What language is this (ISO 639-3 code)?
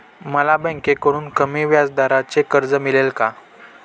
mar